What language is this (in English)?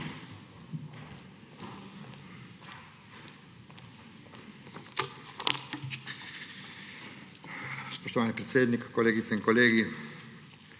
Slovenian